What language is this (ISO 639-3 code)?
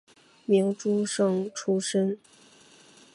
zho